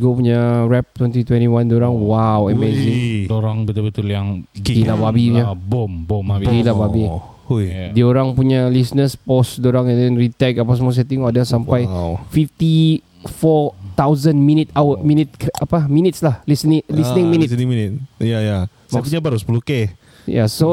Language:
Malay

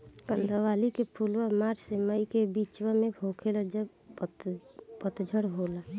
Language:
Bhojpuri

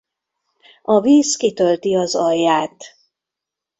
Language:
Hungarian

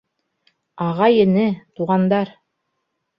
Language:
Bashkir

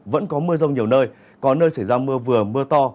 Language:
Vietnamese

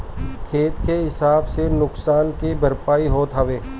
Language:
Bhojpuri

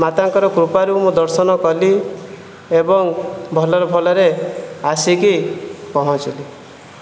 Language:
Odia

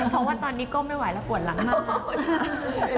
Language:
Thai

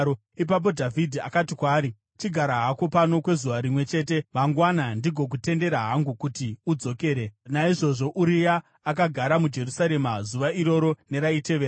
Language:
Shona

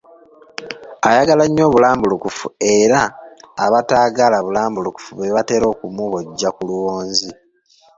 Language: Ganda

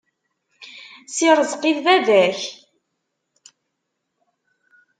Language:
Kabyle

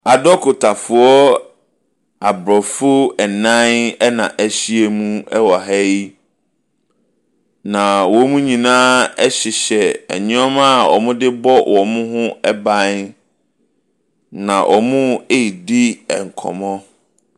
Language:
Akan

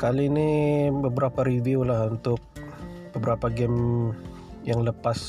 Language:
Malay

